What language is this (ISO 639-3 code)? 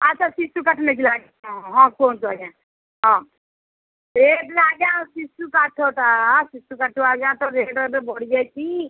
ori